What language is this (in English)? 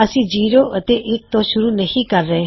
Punjabi